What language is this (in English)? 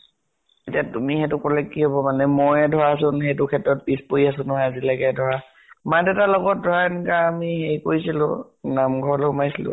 Assamese